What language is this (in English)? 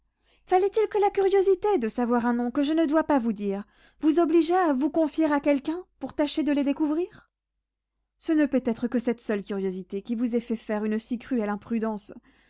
French